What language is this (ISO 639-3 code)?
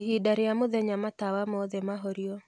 kik